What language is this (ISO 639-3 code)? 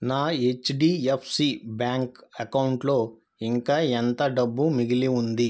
tel